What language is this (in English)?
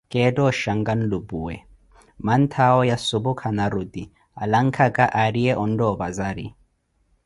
Koti